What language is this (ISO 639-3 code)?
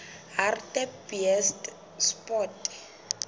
sot